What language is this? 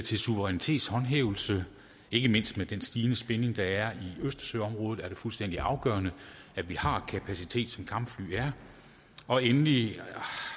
Danish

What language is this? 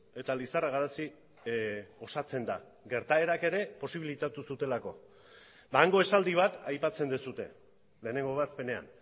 Basque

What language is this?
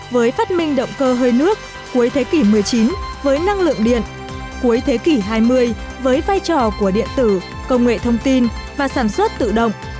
Vietnamese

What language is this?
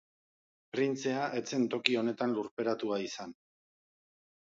Basque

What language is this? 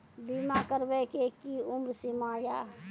Maithili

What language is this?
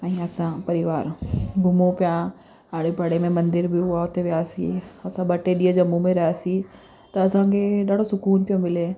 Sindhi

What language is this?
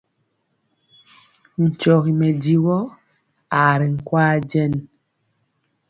Mpiemo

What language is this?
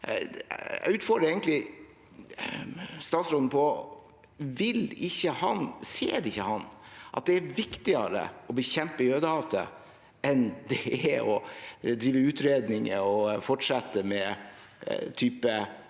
Norwegian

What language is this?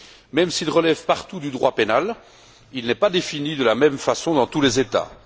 French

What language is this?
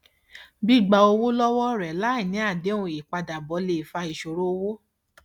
Yoruba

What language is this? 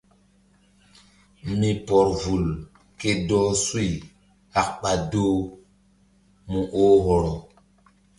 Mbum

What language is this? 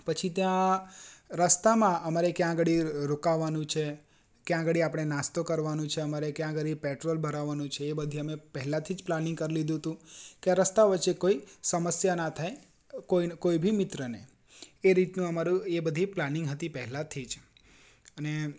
Gujarati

